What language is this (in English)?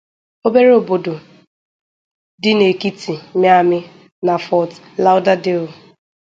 Igbo